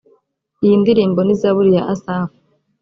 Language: Kinyarwanda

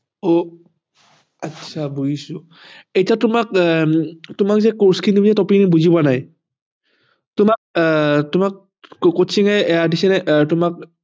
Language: Assamese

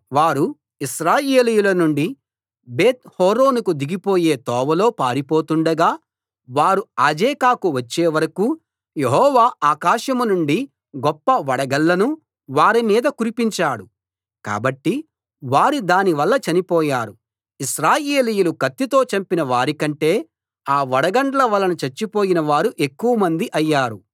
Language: Telugu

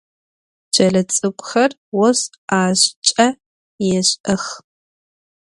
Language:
Adyghe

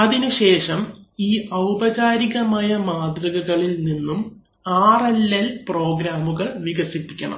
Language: Malayalam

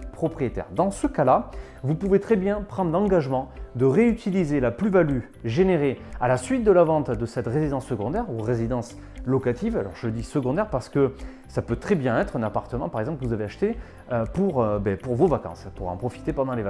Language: French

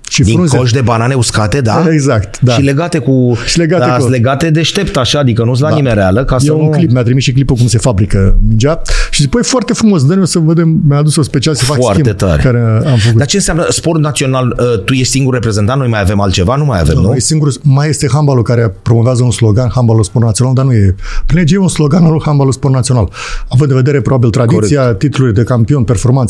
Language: Romanian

